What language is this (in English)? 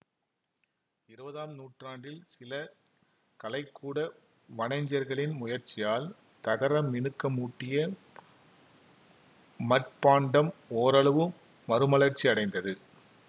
Tamil